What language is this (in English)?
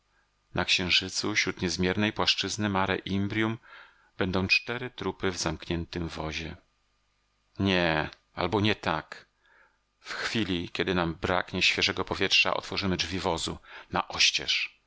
Polish